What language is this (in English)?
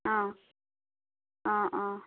Assamese